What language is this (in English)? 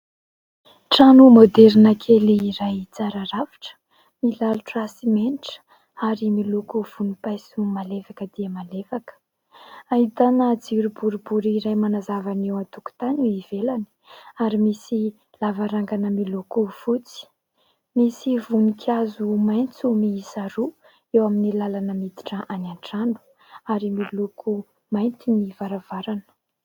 Malagasy